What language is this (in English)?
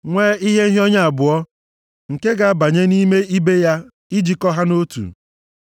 Igbo